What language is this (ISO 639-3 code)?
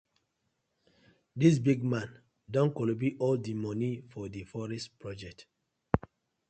pcm